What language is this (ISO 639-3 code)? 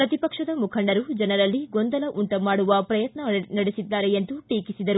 kan